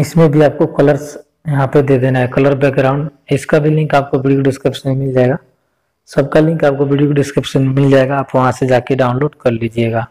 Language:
Hindi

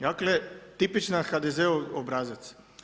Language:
Croatian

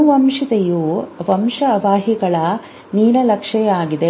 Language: Kannada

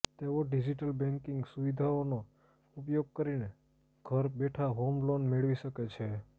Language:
Gujarati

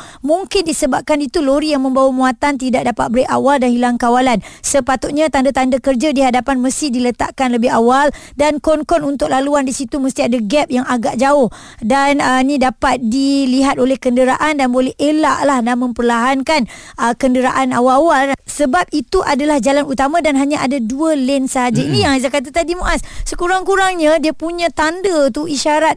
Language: Malay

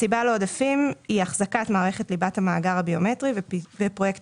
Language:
Hebrew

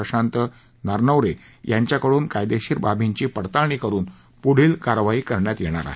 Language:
Marathi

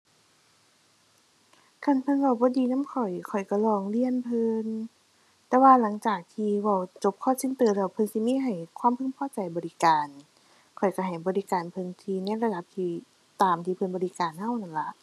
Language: Thai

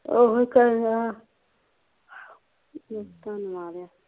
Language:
Punjabi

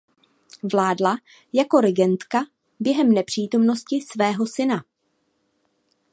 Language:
Czech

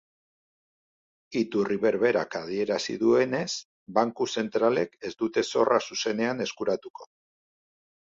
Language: Basque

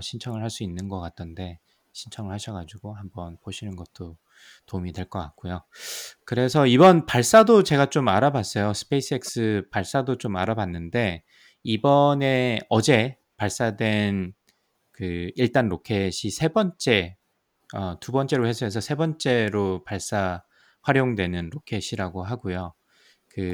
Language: Korean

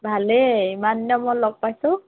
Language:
Assamese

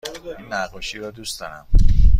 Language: Persian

